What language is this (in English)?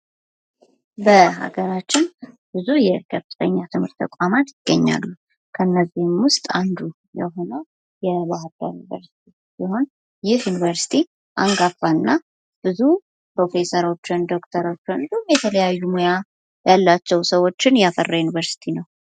Amharic